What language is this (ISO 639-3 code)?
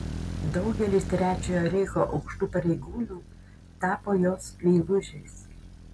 lit